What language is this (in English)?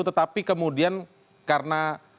Indonesian